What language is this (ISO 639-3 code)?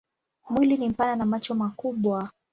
swa